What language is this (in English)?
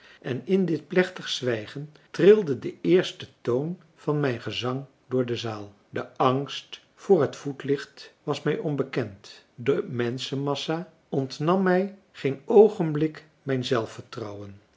Dutch